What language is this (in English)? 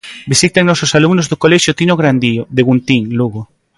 Galician